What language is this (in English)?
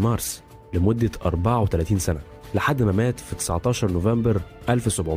Arabic